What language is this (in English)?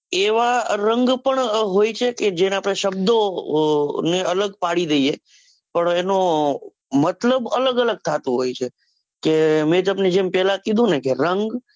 Gujarati